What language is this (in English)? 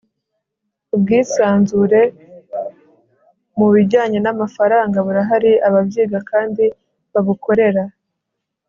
Kinyarwanda